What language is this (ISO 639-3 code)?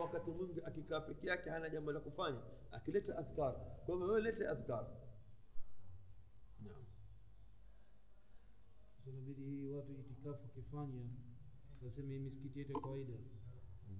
swa